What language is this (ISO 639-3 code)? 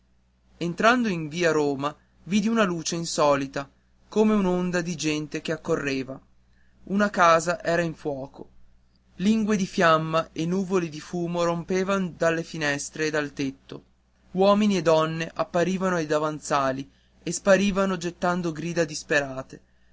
ita